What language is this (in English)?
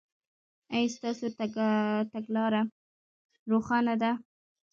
Pashto